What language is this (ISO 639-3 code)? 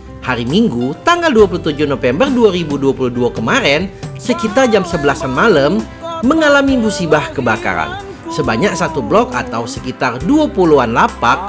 ind